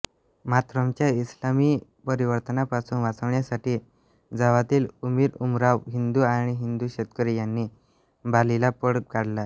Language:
Marathi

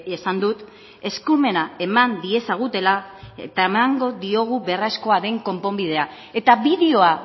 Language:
Basque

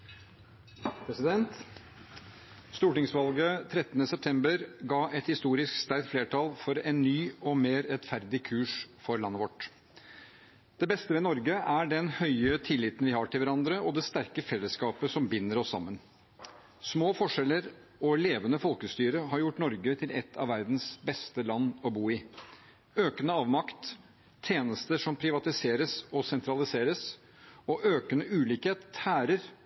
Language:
Norwegian Bokmål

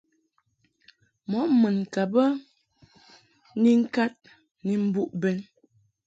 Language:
Mungaka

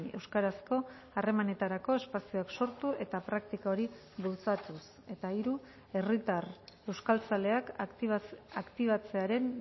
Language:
Basque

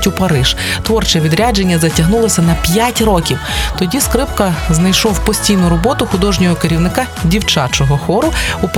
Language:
Ukrainian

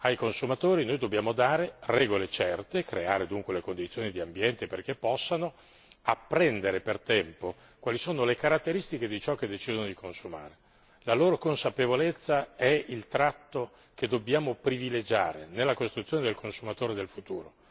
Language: Italian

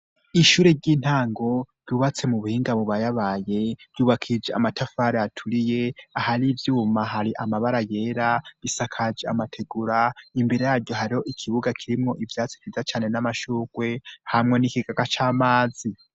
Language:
Rundi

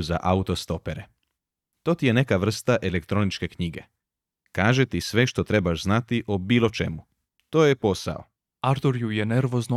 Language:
Croatian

